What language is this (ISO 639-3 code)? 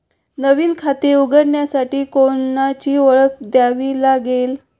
mar